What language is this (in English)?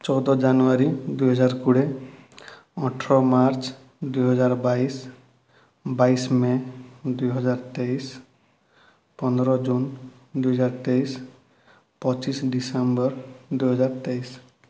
Odia